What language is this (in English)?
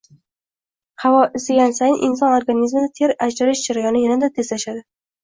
Uzbek